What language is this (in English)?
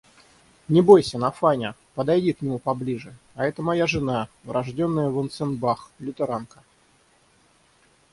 Russian